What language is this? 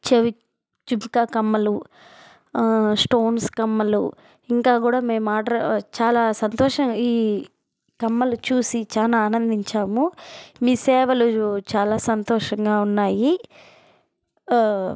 Telugu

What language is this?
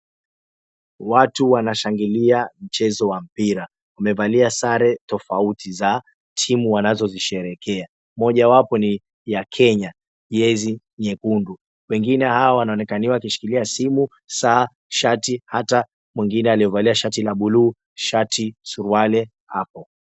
Swahili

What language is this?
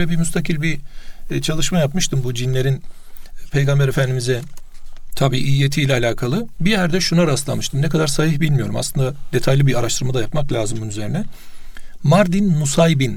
Turkish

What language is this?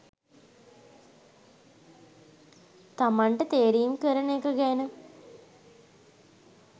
Sinhala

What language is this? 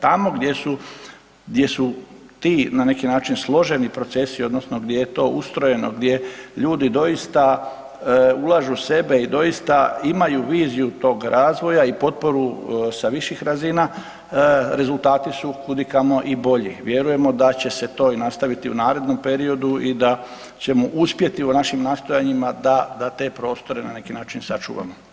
Croatian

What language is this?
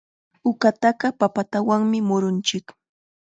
Chiquián Ancash Quechua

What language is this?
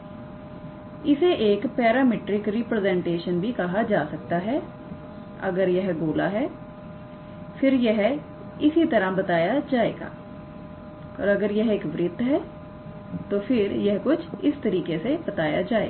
Hindi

